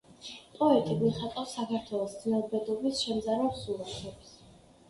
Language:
Georgian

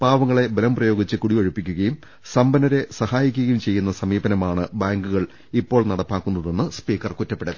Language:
Malayalam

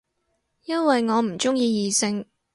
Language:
Cantonese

